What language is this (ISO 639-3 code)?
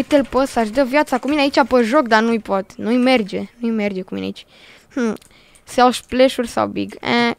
ron